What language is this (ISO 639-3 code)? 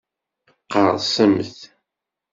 kab